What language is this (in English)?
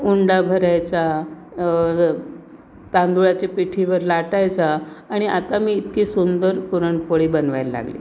Marathi